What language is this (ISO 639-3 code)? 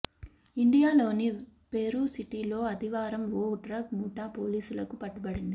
tel